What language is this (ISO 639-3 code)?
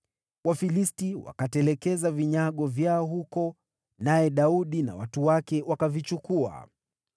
swa